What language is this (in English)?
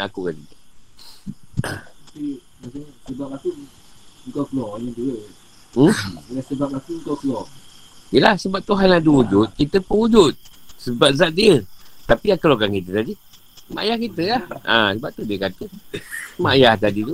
Malay